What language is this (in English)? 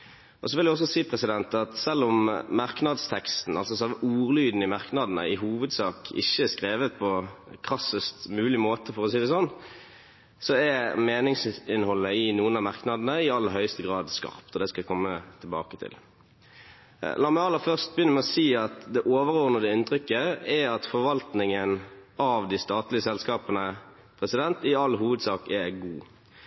Norwegian Bokmål